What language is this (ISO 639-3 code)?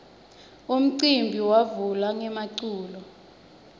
ssw